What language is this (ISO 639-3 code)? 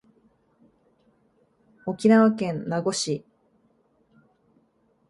jpn